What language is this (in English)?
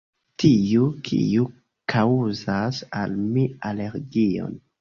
Esperanto